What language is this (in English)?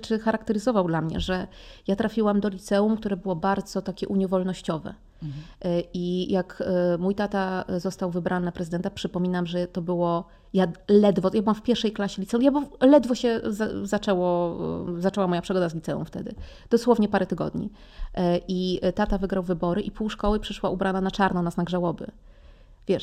Polish